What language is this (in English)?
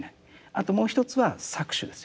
Japanese